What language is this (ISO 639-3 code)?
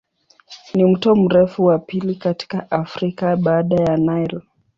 swa